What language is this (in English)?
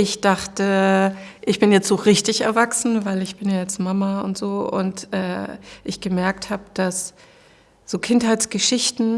German